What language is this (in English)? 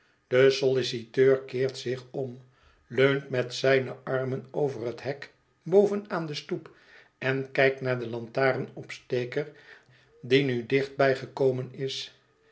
Dutch